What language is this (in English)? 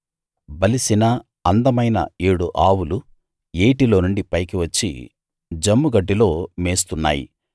Telugu